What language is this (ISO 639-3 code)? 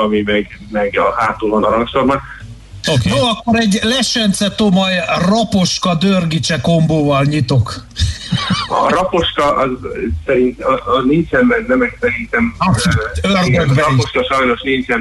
hun